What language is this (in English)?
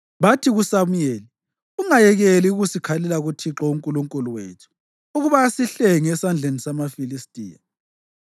North Ndebele